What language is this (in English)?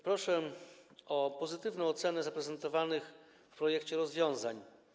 Polish